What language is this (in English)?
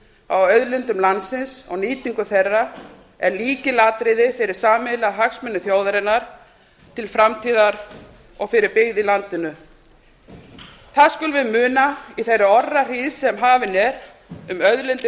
Icelandic